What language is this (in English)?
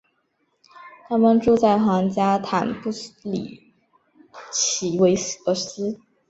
Chinese